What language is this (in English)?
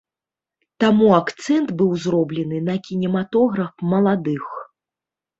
Belarusian